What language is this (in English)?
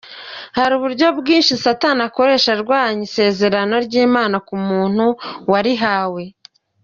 Kinyarwanda